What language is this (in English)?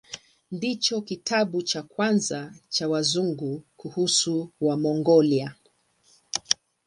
Swahili